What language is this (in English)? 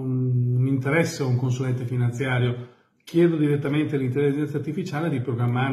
Italian